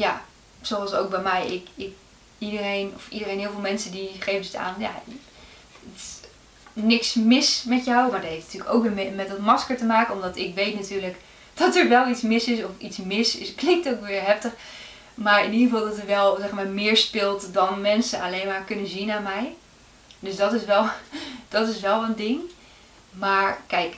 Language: Dutch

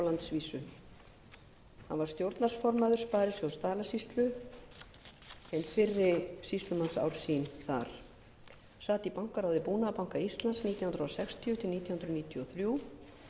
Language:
Icelandic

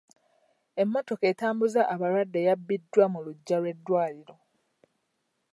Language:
Ganda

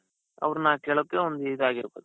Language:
Kannada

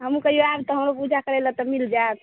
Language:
Maithili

